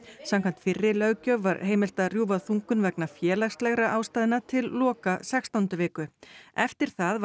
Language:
Icelandic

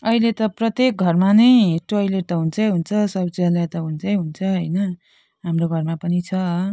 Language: Nepali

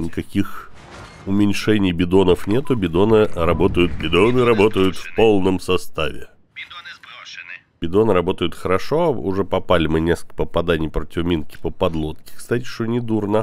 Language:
Russian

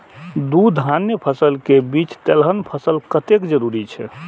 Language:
Maithili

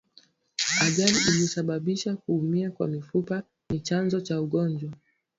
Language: Swahili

